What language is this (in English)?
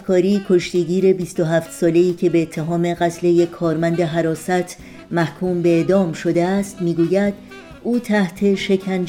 Persian